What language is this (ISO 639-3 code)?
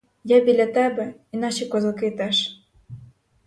ukr